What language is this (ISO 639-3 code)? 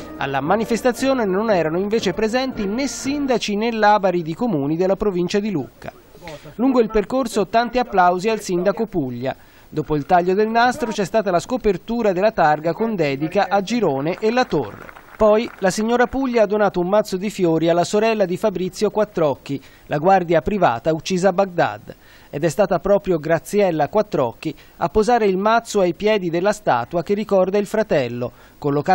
ita